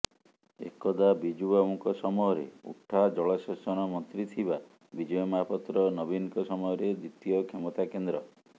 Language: Odia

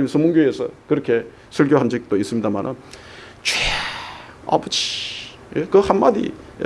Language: Korean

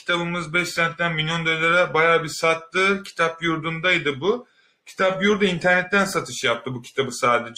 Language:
Turkish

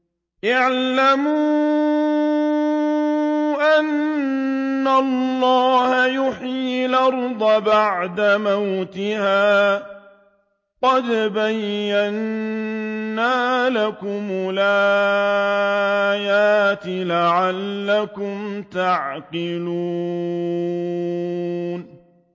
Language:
Arabic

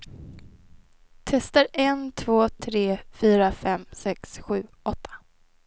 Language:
Swedish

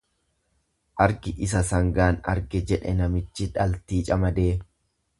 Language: Oromo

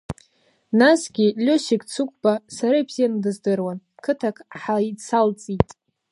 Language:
Abkhazian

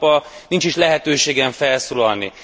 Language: Hungarian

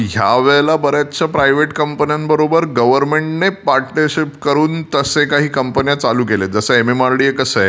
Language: Marathi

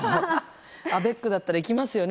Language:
Japanese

